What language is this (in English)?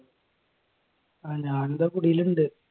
Malayalam